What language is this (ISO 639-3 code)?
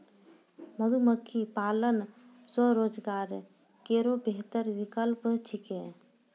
mai